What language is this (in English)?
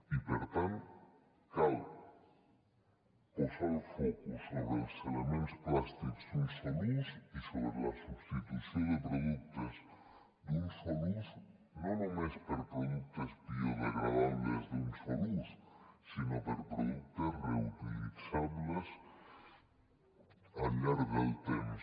Catalan